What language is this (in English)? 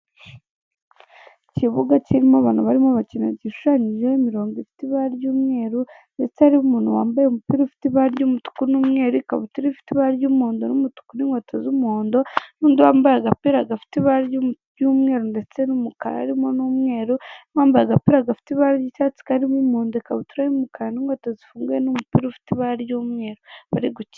Kinyarwanda